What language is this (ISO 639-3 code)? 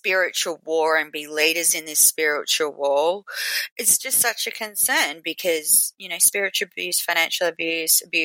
eng